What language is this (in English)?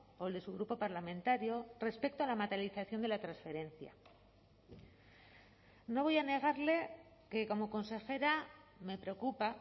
Spanish